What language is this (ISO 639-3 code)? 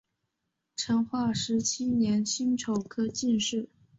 zho